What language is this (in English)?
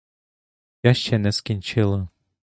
Ukrainian